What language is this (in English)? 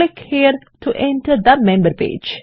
Bangla